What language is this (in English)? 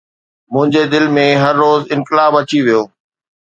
Sindhi